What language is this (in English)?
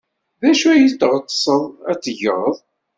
Kabyle